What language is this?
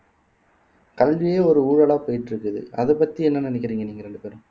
Tamil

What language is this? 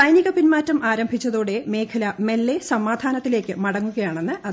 Malayalam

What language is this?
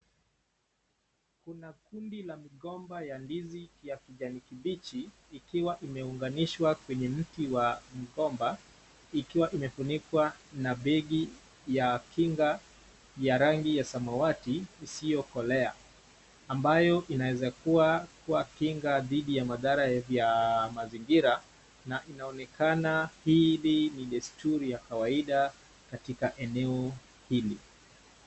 Swahili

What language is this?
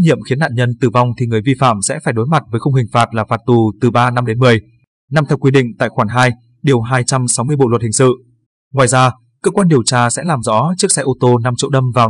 Vietnamese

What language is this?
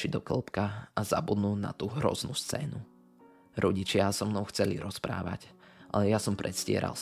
Slovak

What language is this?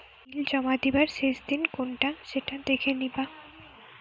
Bangla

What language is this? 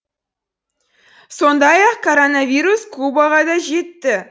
Kazakh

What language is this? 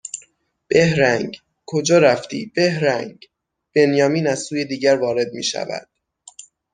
Persian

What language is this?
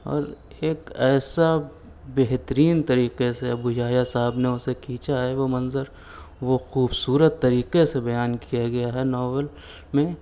Urdu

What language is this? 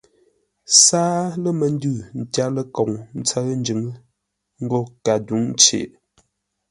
Ngombale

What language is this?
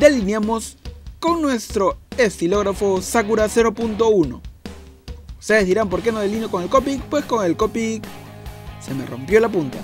Spanish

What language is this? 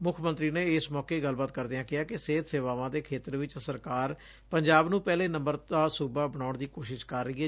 Punjabi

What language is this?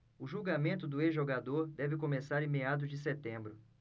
Portuguese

